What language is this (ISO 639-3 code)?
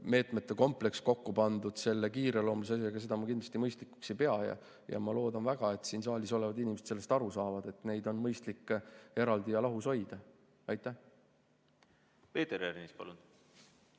est